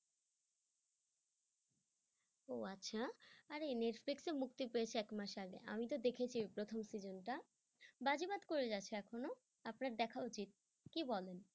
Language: Bangla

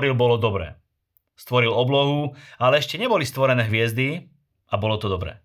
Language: Slovak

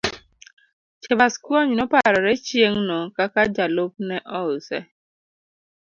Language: Luo (Kenya and Tanzania)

